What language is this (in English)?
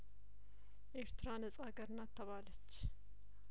Amharic